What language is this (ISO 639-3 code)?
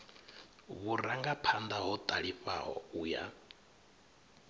ven